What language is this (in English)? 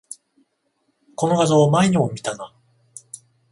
Japanese